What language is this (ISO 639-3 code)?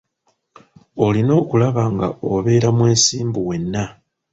lug